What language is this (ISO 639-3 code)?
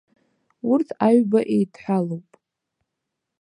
abk